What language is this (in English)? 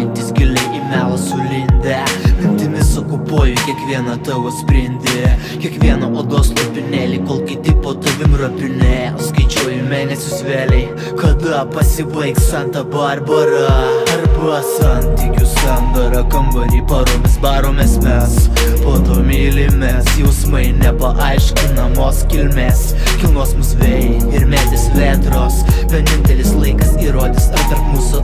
Lithuanian